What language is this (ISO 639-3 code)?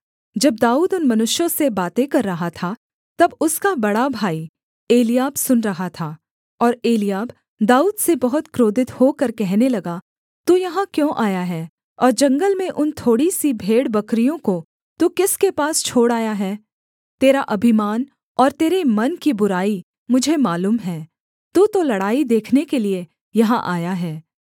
hin